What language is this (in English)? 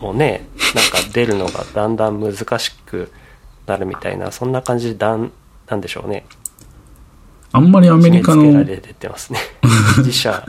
Japanese